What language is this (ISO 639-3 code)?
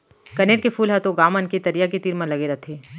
hne